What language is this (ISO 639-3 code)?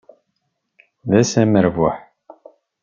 kab